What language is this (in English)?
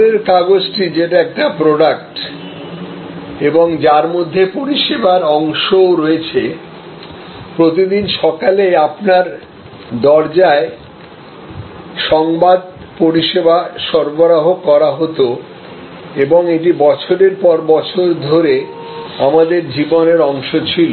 Bangla